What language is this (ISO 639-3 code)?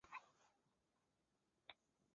zho